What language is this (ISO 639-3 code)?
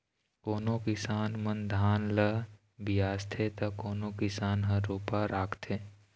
hne